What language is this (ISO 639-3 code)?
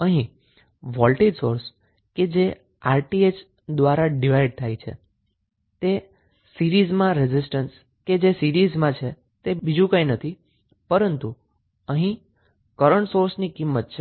guj